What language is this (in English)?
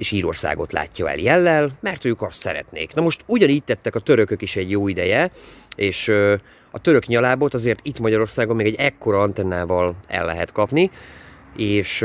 Hungarian